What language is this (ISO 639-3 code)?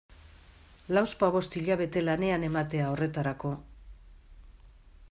eus